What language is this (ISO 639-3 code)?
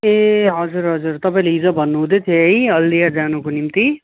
nep